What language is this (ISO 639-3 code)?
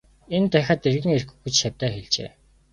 mon